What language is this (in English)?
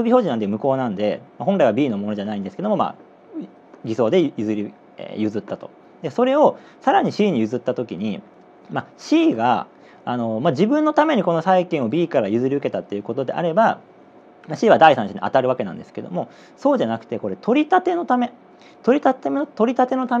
Japanese